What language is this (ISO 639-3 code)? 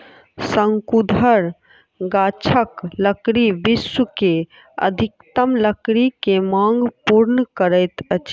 mai